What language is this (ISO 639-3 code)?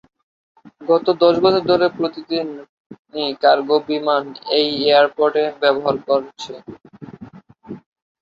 ben